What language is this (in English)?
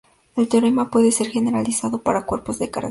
Spanish